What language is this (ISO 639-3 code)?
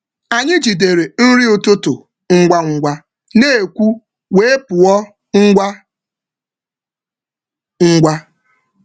ibo